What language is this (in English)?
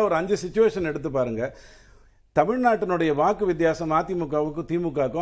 Tamil